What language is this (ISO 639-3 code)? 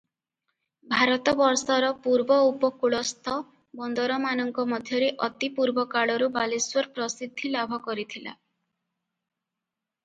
ori